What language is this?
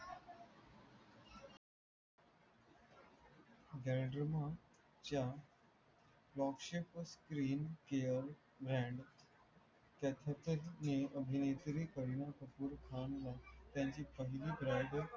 Marathi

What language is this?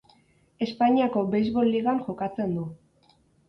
Basque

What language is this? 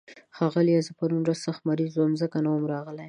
Pashto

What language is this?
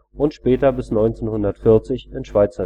German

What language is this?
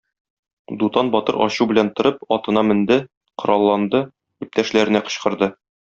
Tatar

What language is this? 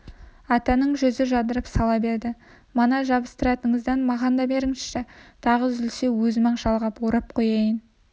Kazakh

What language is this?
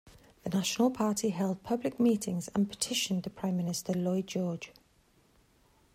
English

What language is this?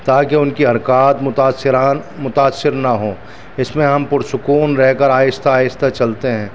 Urdu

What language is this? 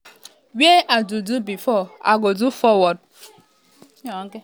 Nigerian Pidgin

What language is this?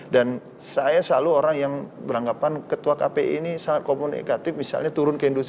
Indonesian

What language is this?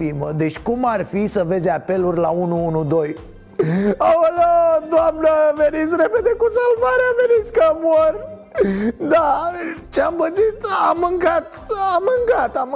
Romanian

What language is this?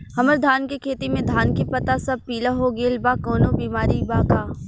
Bhojpuri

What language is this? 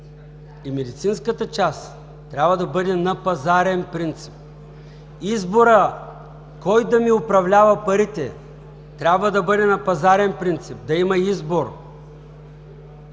Bulgarian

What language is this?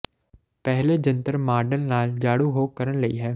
Punjabi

